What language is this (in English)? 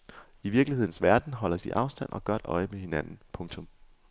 Danish